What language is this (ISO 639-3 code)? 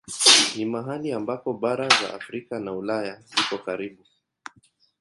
swa